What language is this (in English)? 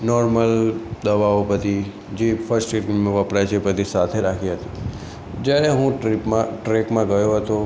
Gujarati